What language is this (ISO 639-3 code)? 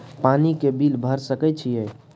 mai